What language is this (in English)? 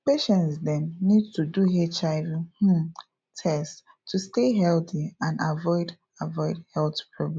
Nigerian Pidgin